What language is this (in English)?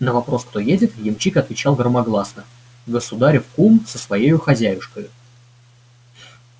Russian